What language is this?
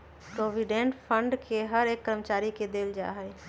Magahi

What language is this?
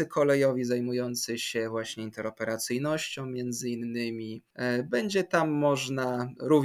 Polish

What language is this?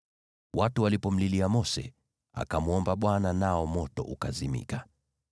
Swahili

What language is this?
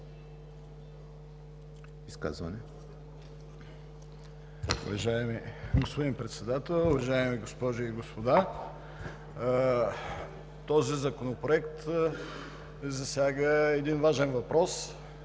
Bulgarian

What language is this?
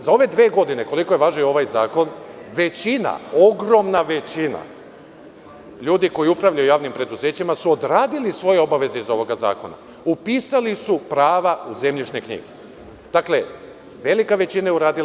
Serbian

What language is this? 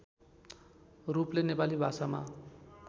Nepali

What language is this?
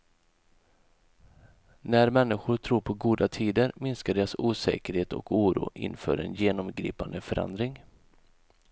Swedish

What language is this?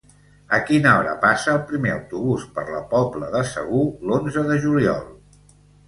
Catalan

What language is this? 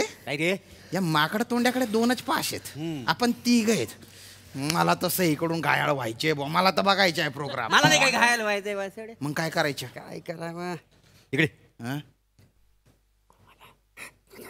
Marathi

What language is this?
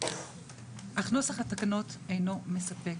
Hebrew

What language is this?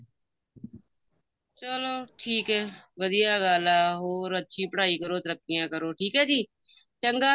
Punjabi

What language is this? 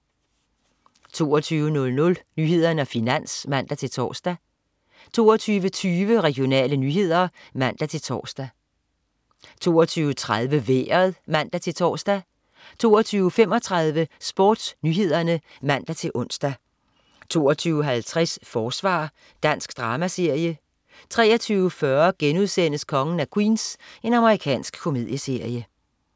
Danish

